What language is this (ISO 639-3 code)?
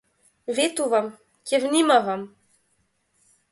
mkd